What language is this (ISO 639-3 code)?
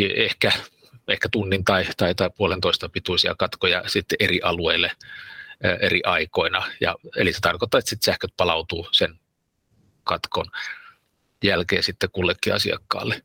fin